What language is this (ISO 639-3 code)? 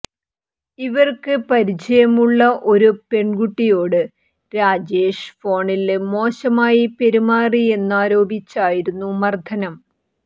mal